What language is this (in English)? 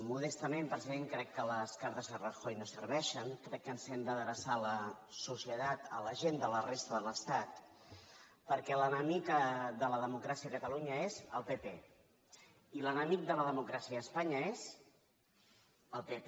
Catalan